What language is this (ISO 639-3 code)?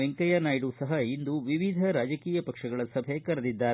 kan